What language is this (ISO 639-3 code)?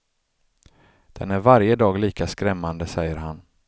swe